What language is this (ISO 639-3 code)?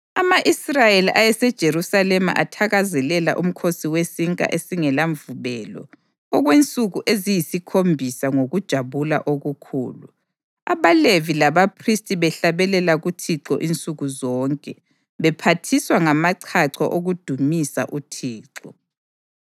nde